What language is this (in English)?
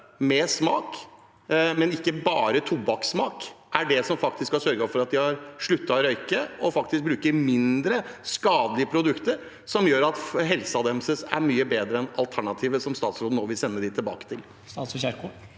Norwegian